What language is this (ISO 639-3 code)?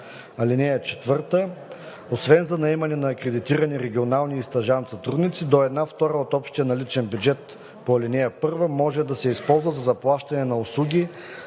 bul